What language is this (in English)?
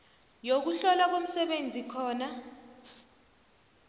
South Ndebele